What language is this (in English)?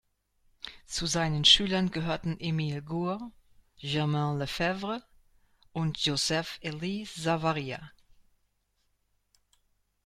German